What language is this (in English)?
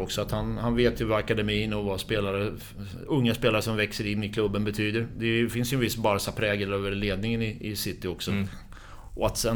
Swedish